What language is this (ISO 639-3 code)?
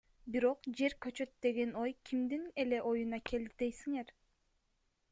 kir